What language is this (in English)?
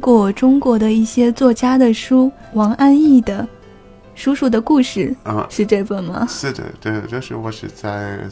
Chinese